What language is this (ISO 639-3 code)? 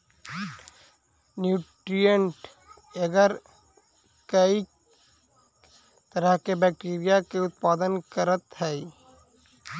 mag